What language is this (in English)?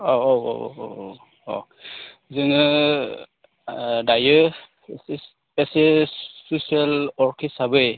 Bodo